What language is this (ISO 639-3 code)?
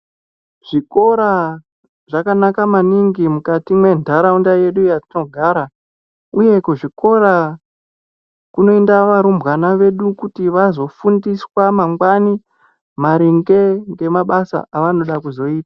ndc